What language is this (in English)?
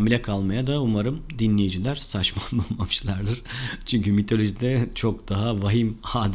Turkish